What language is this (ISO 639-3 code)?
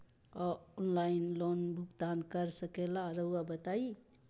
mag